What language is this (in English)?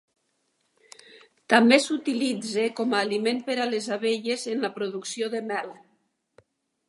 Catalan